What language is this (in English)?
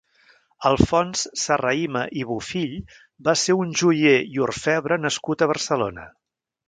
Catalan